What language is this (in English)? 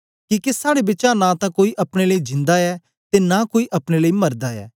Dogri